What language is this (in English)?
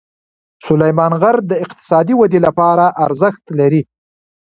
Pashto